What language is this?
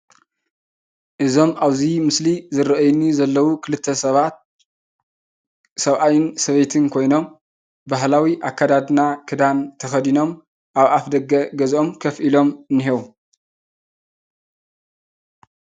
Tigrinya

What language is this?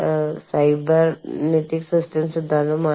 Malayalam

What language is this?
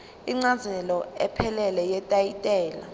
Zulu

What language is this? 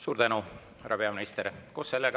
Estonian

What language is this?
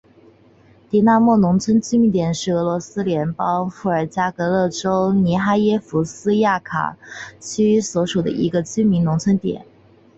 Chinese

